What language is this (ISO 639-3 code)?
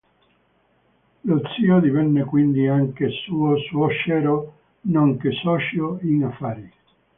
ita